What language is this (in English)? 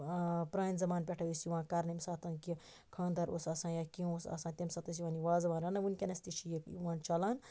Kashmiri